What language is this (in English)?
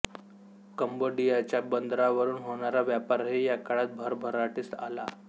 Marathi